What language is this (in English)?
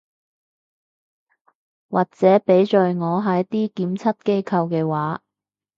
Cantonese